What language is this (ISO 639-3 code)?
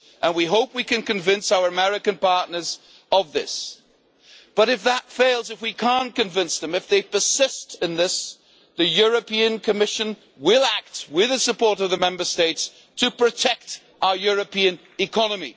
eng